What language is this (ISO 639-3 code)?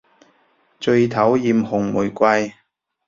yue